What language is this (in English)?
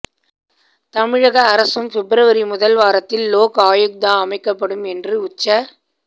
Tamil